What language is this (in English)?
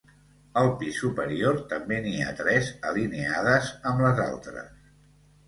Catalan